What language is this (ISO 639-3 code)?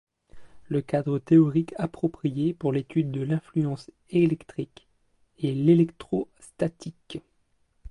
fra